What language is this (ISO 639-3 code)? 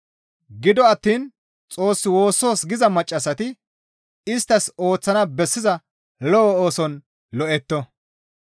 gmv